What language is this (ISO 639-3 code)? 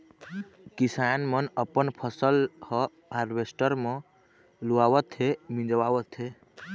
hne